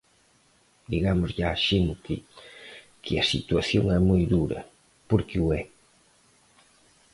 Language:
Galician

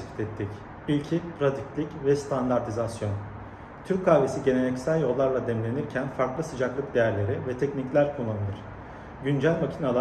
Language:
Turkish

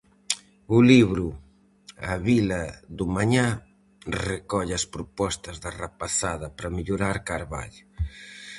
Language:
Galician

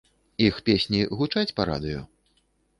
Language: Belarusian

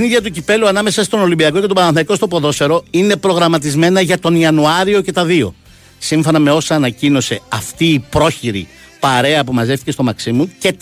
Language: Greek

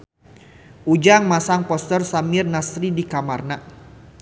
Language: Sundanese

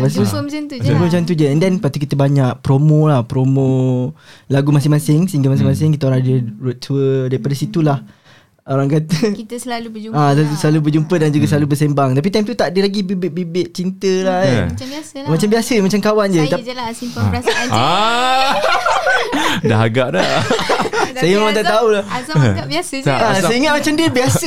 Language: Malay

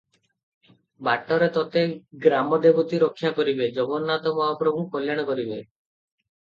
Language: Odia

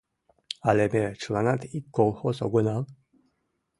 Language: Mari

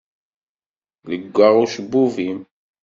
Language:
Kabyle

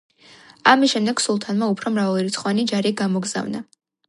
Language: Georgian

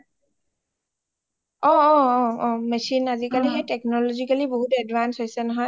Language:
Assamese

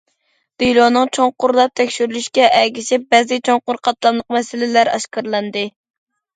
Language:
Uyghur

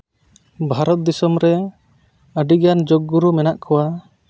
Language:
Santali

